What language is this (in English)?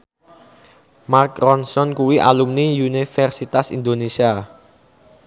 Javanese